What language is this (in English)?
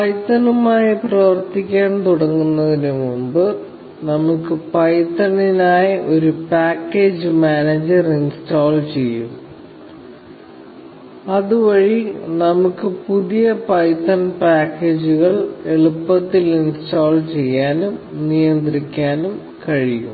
Malayalam